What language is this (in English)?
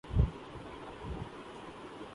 Urdu